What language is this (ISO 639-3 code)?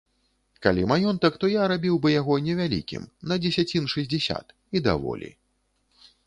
bel